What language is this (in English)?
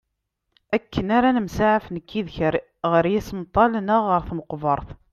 Kabyle